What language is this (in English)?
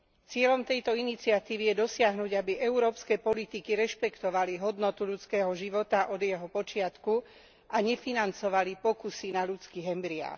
Slovak